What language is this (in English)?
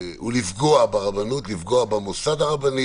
Hebrew